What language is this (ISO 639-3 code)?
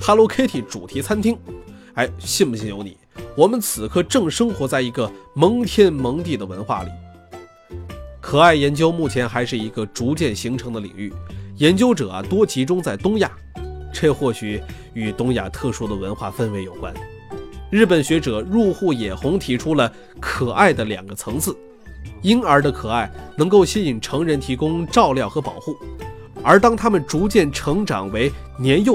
zho